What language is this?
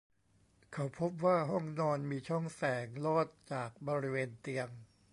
Thai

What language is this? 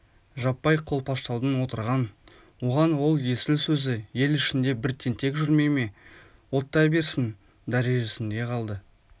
Kazakh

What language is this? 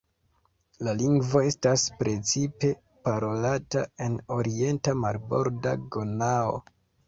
Esperanto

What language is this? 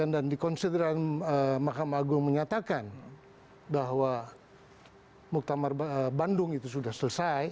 Indonesian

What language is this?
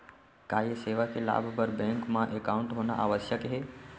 Chhattisgarhi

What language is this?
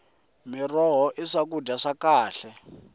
Tsonga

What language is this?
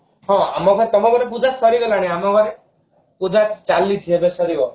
Odia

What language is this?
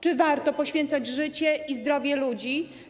Polish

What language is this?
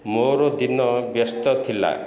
Odia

